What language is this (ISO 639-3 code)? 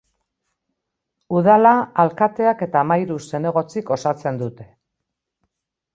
eus